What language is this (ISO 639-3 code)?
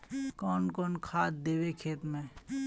mag